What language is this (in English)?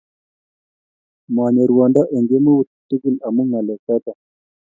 Kalenjin